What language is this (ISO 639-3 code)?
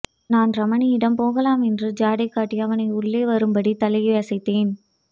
tam